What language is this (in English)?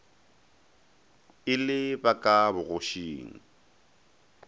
Northern Sotho